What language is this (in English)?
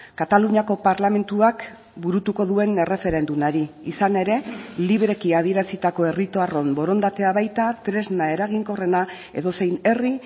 Basque